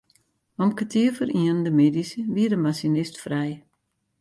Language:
Western Frisian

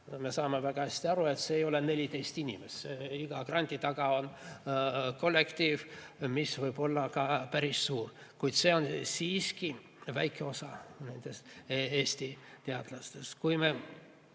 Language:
Estonian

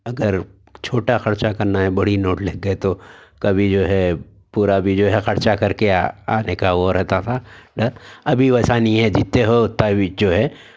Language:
Urdu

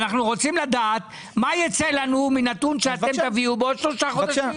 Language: Hebrew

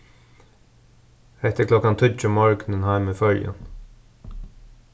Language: Faroese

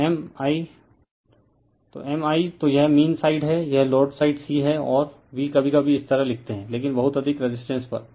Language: Hindi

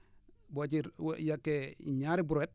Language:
Wolof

